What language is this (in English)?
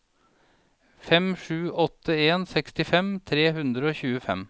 Norwegian